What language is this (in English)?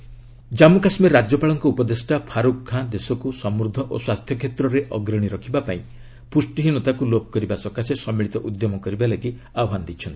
Odia